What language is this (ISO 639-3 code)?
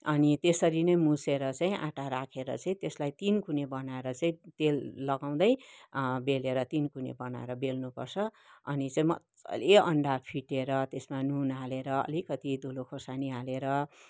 nep